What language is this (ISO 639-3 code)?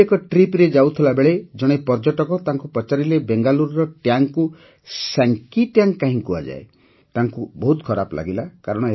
ori